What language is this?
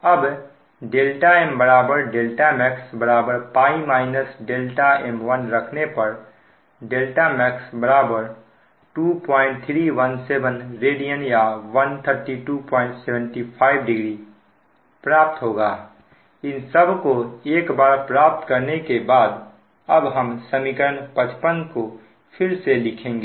Hindi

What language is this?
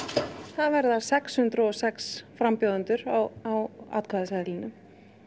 Icelandic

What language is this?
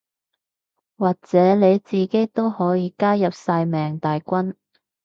Cantonese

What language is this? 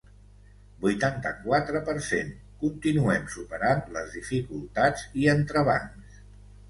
Catalan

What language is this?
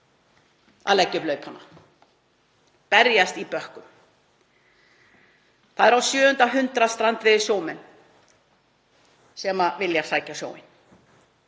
Icelandic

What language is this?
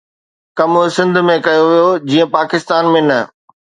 Sindhi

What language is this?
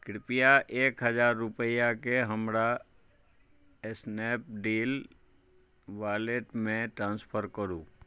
Maithili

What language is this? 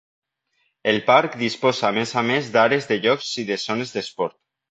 Catalan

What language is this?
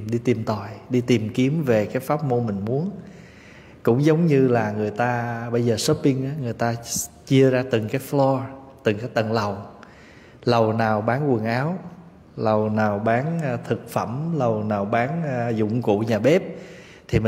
Vietnamese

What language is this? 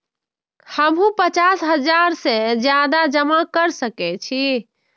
Maithili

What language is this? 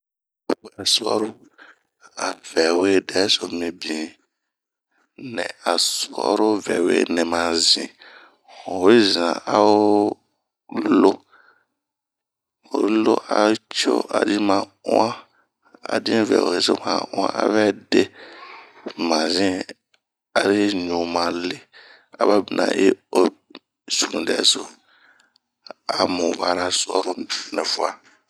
Bomu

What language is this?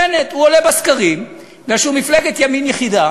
Hebrew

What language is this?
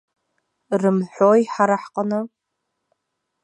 Abkhazian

